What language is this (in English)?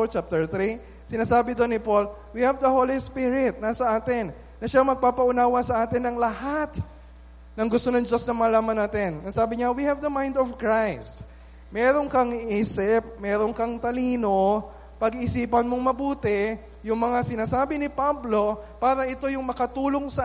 Filipino